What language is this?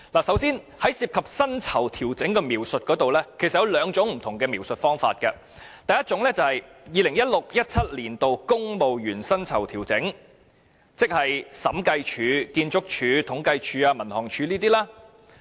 Cantonese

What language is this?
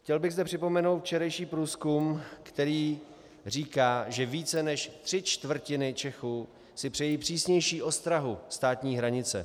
Czech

